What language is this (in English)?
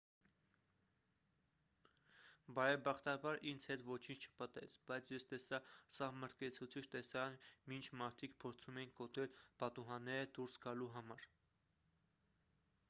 Armenian